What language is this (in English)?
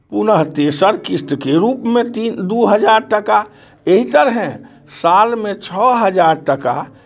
Maithili